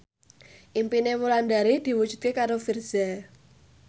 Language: Javanese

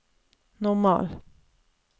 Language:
Norwegian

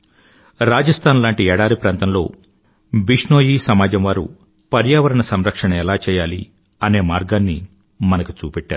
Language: Telugu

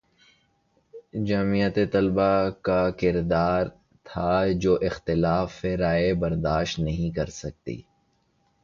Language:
Urdu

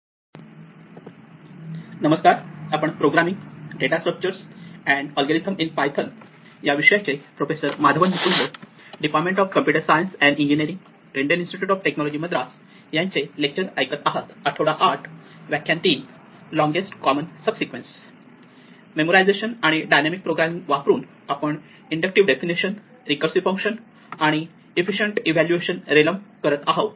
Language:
Marathi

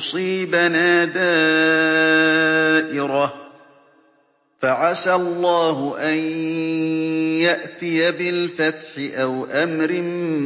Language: Arabic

